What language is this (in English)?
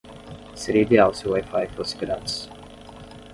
Portuguese